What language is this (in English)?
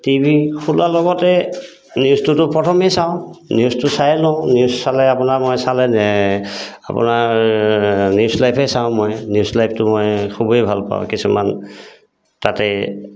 Assamese